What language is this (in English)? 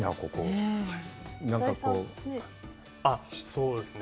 Japanese